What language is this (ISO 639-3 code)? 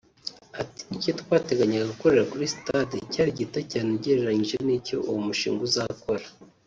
kin